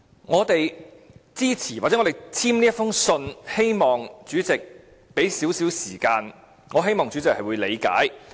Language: Cantonese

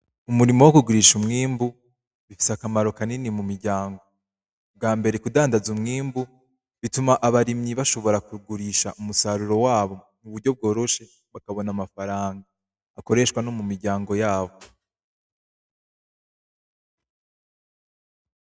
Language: Rundi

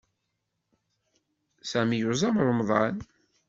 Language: Kabyle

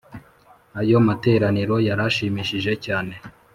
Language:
Kinyarwanda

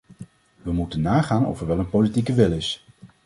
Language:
Dutch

